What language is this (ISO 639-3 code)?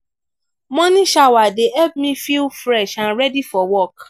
pcm